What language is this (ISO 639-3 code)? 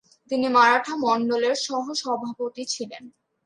ben